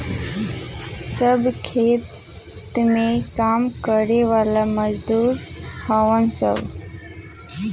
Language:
Bhojpuri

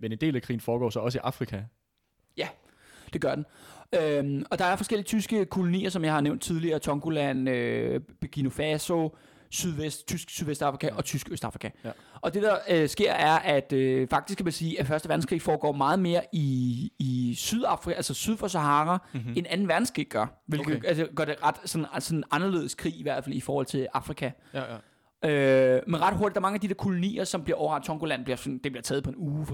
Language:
Danish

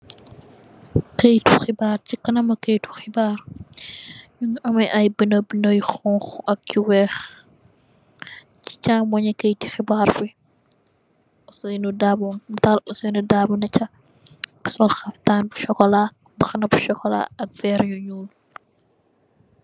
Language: Wolof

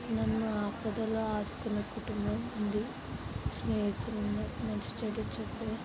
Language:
Telugu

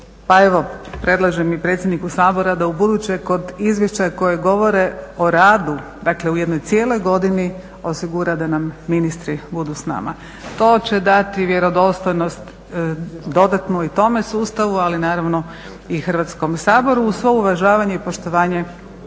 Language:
Croatian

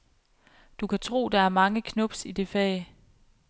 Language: Danish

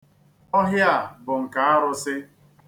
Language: Igbo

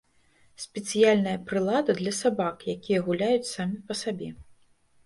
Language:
Belarusian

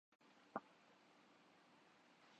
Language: Urdu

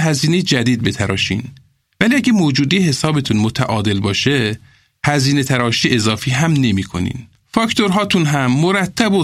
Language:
Persian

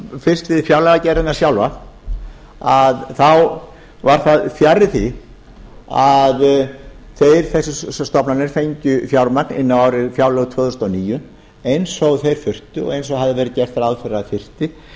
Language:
Icelandic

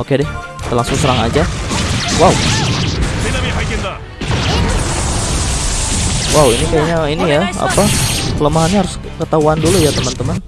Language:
Indonesian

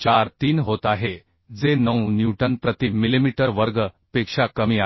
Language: Marathi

